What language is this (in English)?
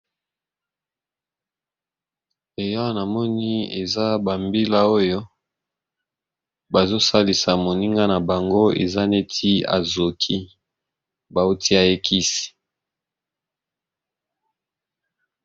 Lingala